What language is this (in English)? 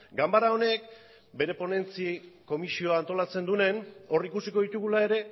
Basque